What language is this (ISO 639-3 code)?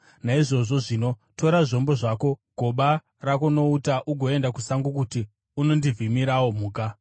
sna